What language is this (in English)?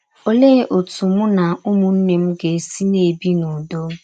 Igbo